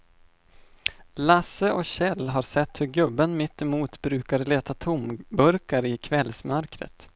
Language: Swedish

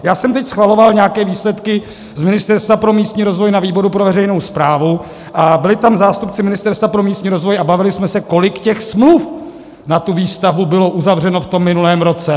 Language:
Czech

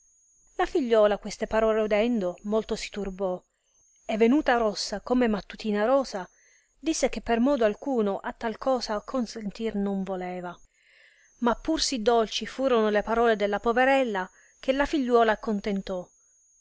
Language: Italian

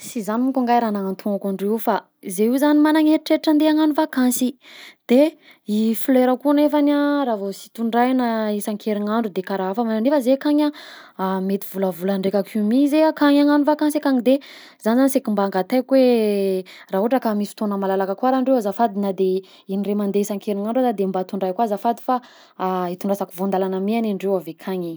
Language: Southern Betsimisaraka Malagasy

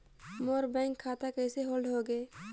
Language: Chhattisgarhi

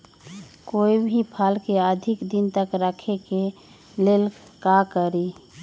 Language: Magahi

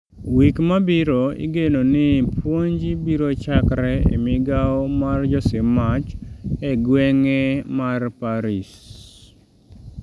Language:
Luo (Kenya and Tanzania)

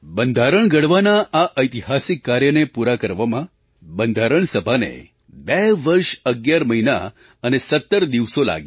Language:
Gujarati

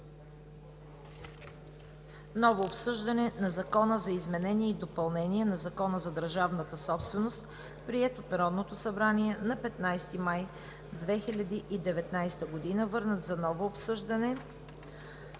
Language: Bulgarian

